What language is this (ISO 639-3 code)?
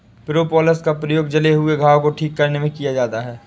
hin